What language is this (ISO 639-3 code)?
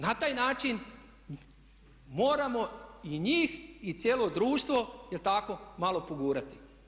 hrv